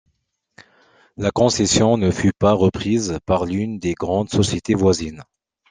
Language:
French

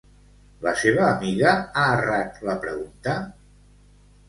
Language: Catalan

